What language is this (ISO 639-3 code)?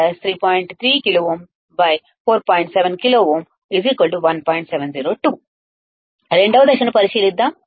tel